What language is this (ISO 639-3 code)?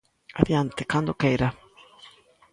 glg